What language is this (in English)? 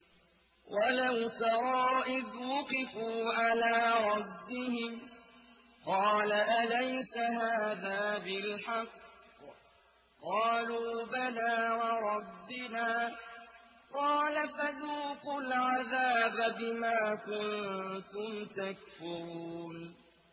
Arabic